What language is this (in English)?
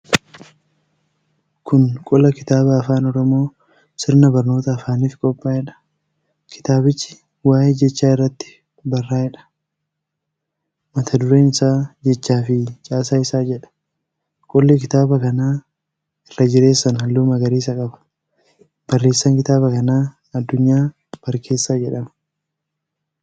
Oromo